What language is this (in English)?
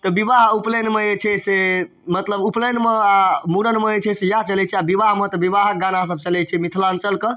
Maithili